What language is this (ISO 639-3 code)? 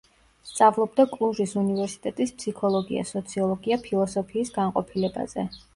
kat